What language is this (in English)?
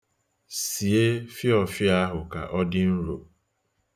Igbo